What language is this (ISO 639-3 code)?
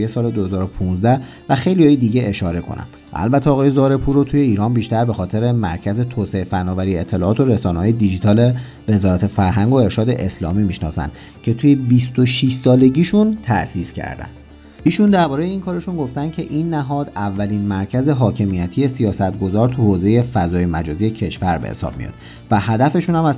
fas